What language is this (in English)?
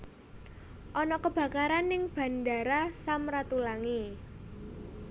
Javanese